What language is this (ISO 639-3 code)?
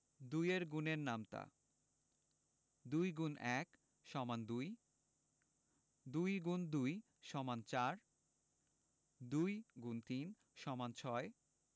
ben